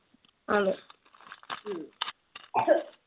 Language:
Malayalam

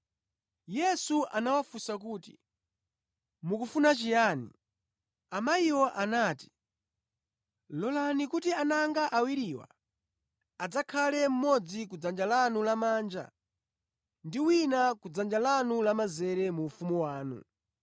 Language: Nyanja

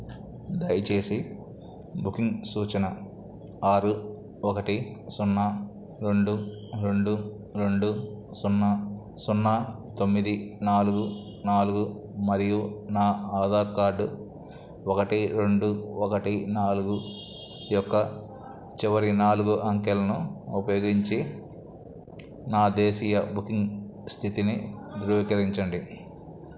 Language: Telugu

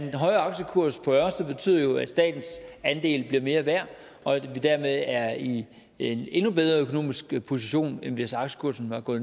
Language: Danish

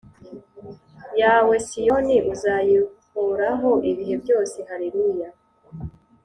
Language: Kinyarwanda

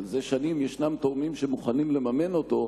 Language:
Hebrew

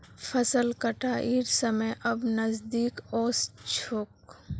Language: Magahi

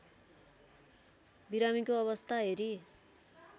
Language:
Nepali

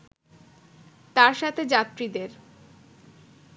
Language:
Bangla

